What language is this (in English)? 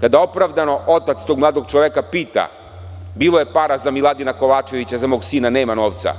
Serbian